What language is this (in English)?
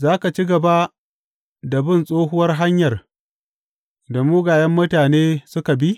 Hausa